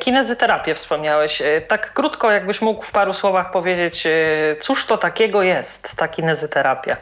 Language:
Polish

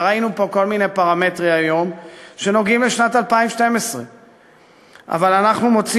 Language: Hebrew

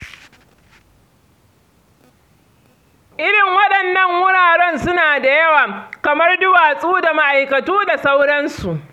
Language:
Hausa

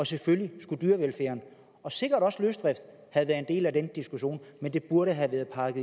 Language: Danish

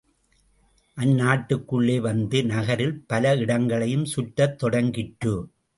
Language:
Tamil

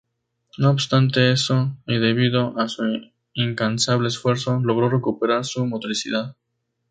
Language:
Spanish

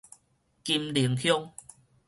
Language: Min Nan Chinese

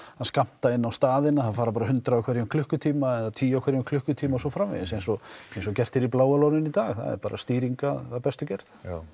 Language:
Icelandic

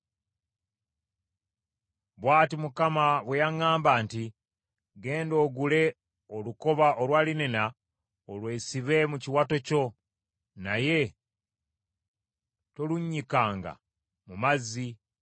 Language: Ganda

